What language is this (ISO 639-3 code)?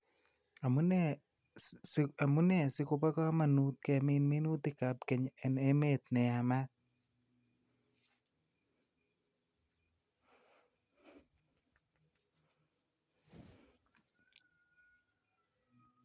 kln